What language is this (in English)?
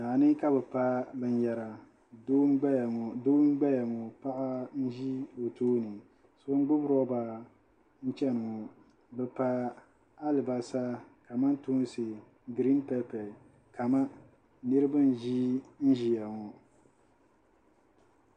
Dagbani